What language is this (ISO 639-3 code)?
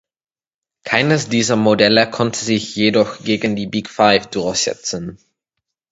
deu